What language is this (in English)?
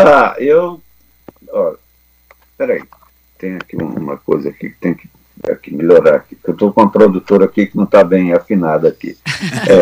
Portuguese